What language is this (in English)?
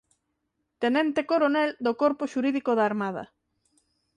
Galician